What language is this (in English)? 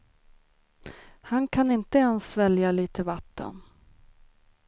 Swedish